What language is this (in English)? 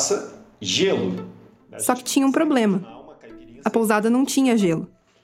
Portuguese